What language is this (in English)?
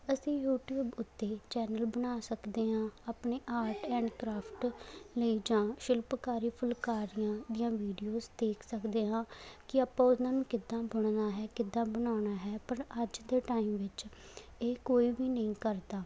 Punjabi